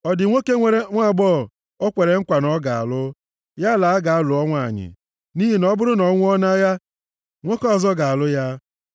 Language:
Igbo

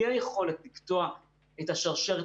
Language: Hebrew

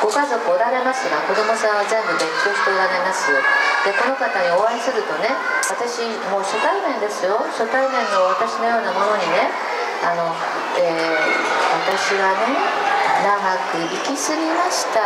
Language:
Japanese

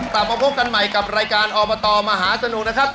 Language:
Thai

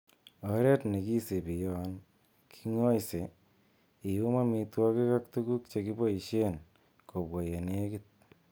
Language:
Kalenjin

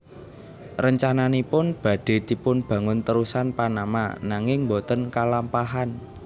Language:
Javanese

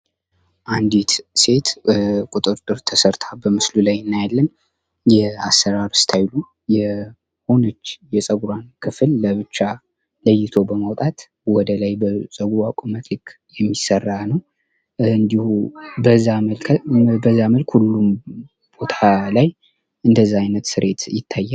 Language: Amharic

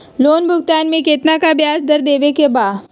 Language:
Magahi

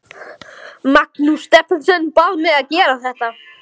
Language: Icelandic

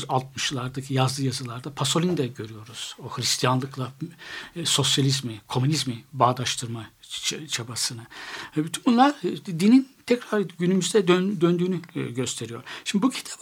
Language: Turkish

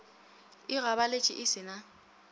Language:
Northern Sotho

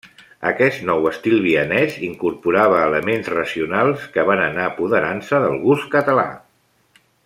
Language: Catalan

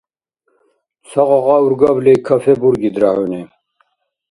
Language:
Dargwa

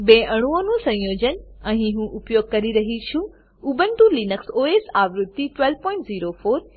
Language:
Gujarati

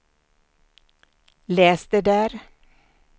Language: Swedish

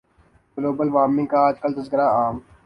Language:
Urdu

